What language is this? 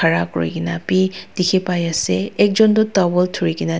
Naga Pidgin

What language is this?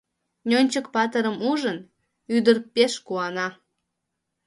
Mari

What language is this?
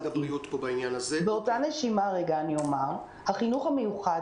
Hebrew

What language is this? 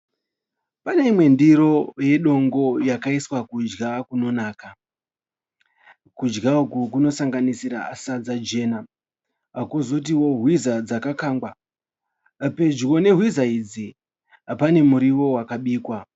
Shona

